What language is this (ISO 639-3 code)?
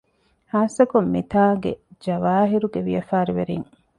div